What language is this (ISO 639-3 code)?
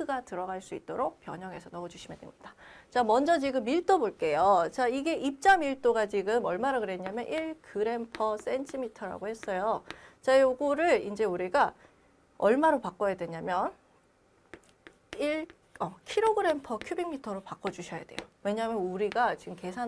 kor